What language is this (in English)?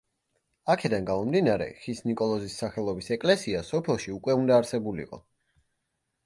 Georgian